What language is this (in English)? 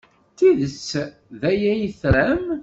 Kabyle